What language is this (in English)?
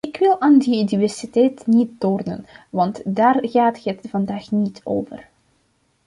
Dutch